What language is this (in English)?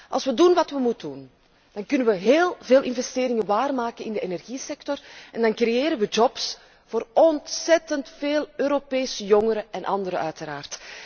Dutch